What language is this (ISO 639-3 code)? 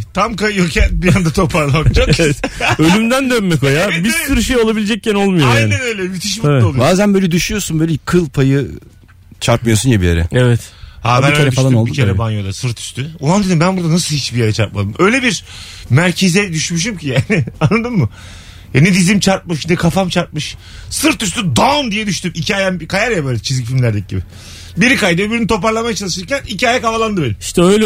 tur